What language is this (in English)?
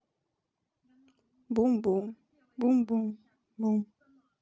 Russian